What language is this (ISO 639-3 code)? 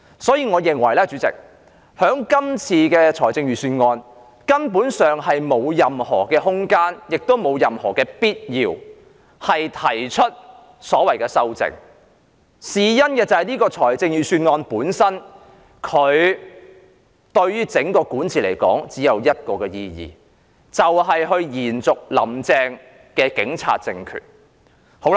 yue